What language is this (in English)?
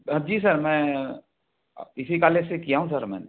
Hindi